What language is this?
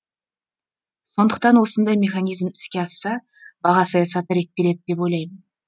Kazakh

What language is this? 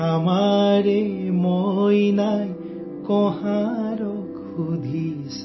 Urdu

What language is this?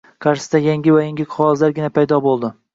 Uzbek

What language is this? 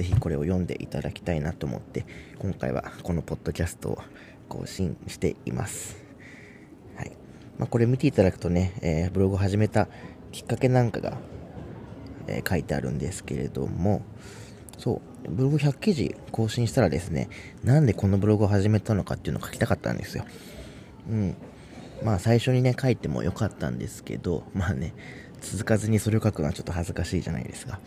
Japanese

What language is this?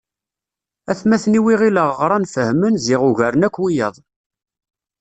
Kabyle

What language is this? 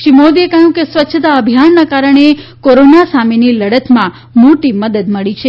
Gujarati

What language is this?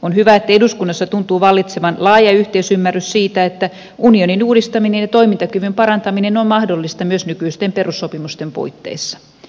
Finnish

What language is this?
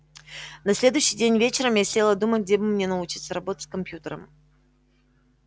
Russian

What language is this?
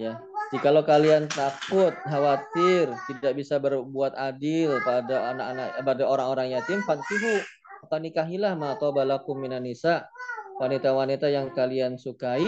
Indonesian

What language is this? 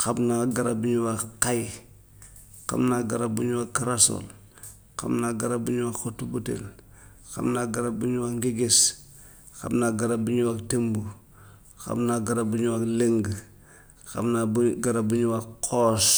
Gambian Wolof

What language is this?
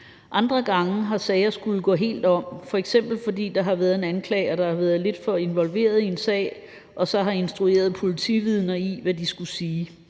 Danish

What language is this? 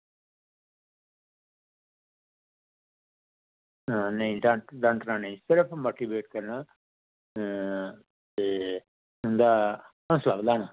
Dogri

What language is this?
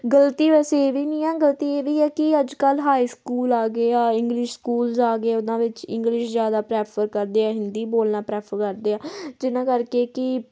Punjabi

